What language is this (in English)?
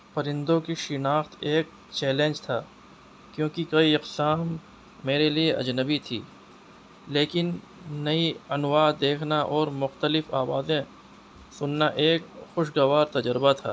Urdu